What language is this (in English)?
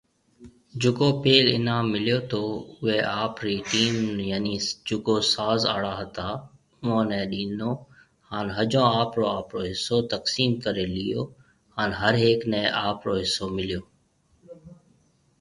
Marwari (Pakistan)